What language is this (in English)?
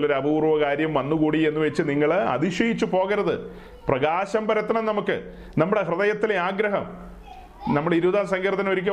Malayalam